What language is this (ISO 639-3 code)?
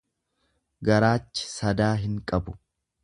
orm